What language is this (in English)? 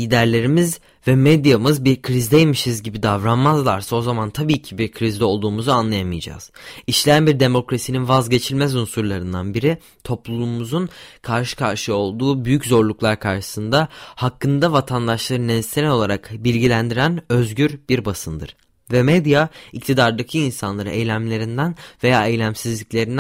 Turkish